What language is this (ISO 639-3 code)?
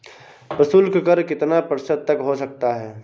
hin